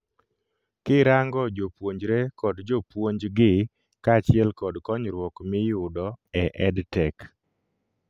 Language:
Luo (Kenya and Tanzania)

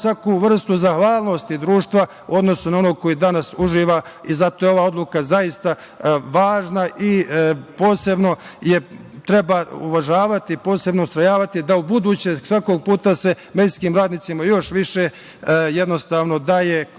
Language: Serbian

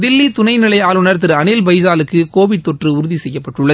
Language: Tamil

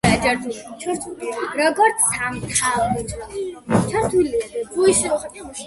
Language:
Georgian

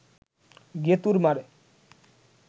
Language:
Bangla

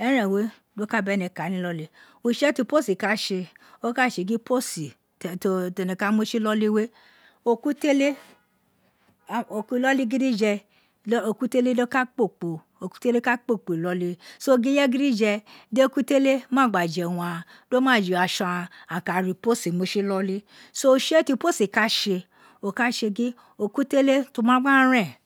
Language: Isekiri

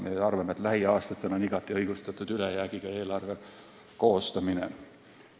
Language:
Estonian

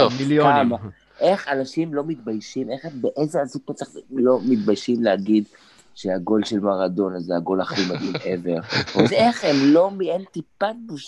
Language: Hebrew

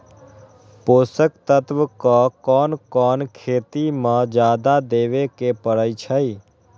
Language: Magahi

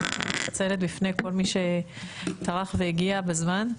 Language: Hebrew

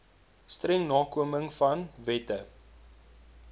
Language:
Afrikaans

